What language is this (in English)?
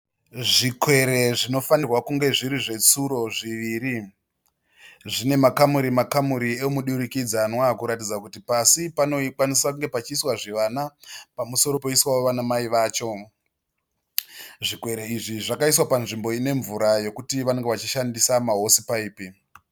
Shona